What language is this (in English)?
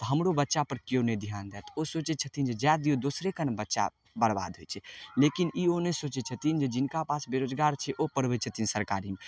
Maithili